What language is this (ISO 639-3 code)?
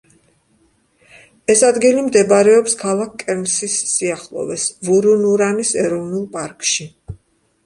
kat